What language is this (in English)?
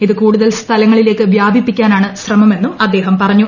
Malayalam